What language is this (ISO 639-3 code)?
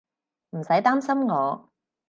yue